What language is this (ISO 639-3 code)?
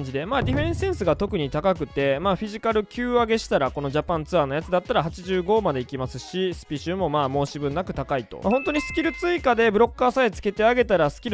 jpn